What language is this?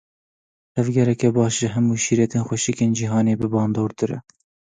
Kurdish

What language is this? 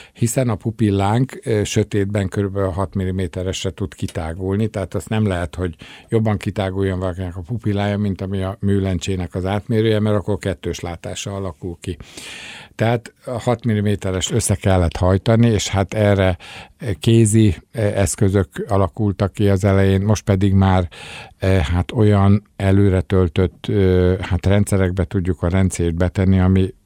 Hungarian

